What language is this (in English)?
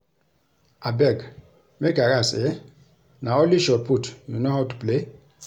Nigerian Pidgin